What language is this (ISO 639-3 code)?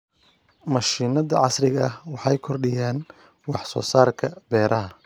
som